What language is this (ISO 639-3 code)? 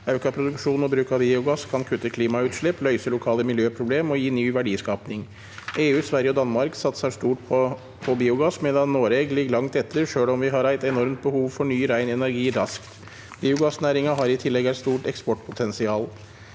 nor